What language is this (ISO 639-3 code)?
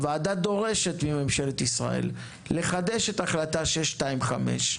heb